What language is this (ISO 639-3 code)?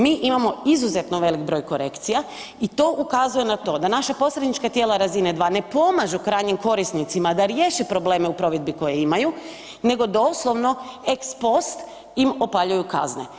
hrv